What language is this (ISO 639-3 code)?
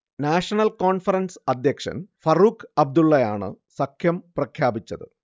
mal